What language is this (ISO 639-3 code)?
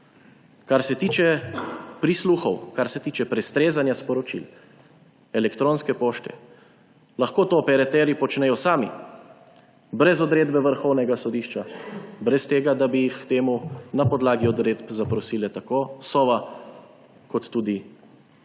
slv